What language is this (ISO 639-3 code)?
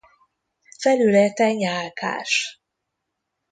hun